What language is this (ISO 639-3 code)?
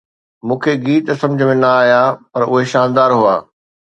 snd